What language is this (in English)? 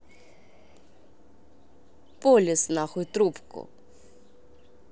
Russian